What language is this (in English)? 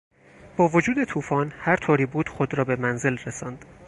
Persian